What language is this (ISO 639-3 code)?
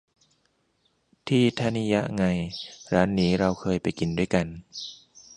tha